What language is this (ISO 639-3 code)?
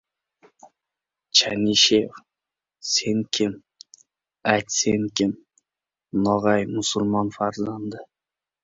uzb